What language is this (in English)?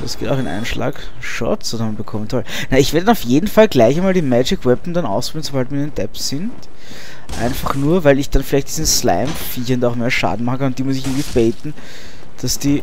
German